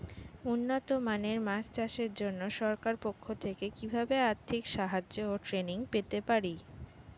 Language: Bangla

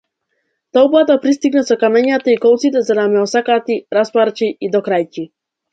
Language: Macedonian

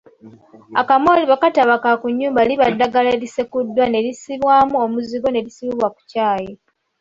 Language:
Ganda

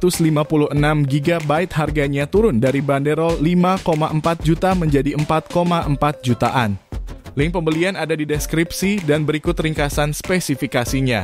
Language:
Indonesian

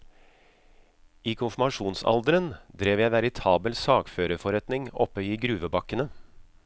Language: Norwegian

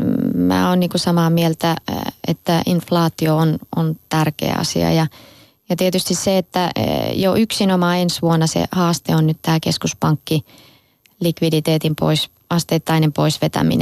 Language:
Finnish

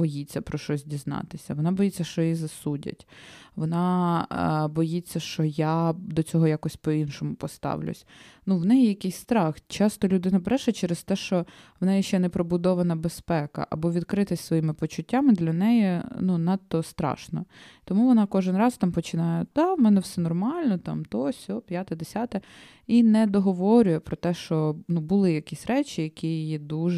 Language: Ukrainian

